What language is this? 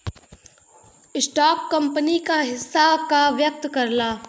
Bhojpuri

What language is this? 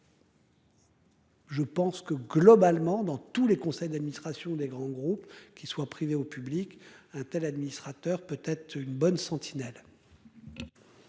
French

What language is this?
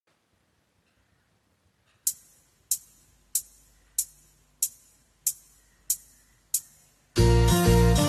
Hindi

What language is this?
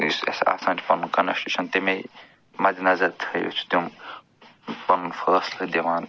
Kashmiri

